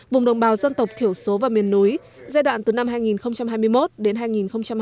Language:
Vietnamese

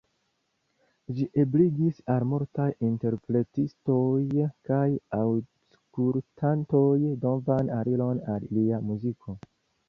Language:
Esperanto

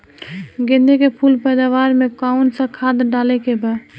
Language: Bhojpuri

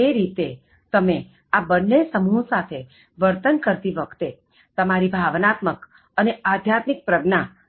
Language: Gujarati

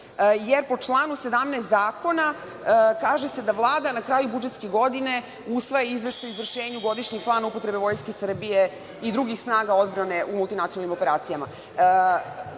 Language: Serbian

